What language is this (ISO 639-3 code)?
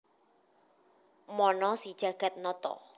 jav